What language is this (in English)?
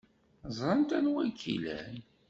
Kabyle